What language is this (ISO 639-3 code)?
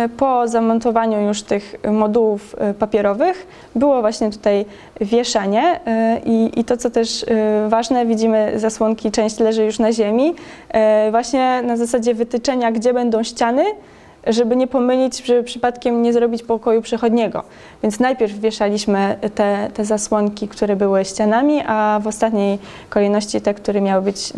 pol